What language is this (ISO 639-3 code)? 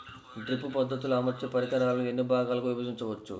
tel